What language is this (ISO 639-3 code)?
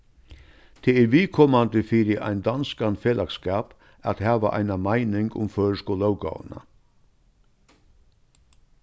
fao